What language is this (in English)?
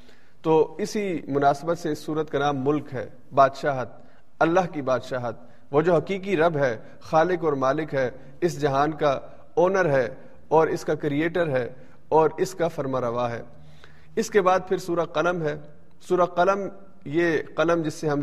Urdu